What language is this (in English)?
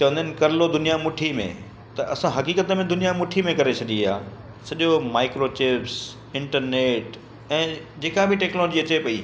Sindhi